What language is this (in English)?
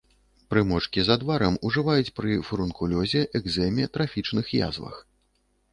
Belarusian